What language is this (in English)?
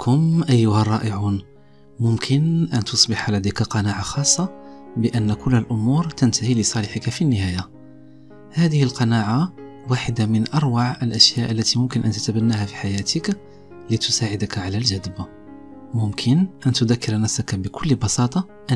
Arabic